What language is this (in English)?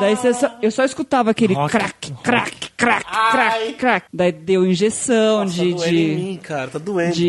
Portuguese